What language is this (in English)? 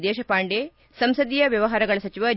Kannada